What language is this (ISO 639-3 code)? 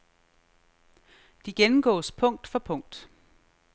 dan